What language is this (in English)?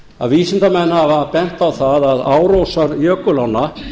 Icelandic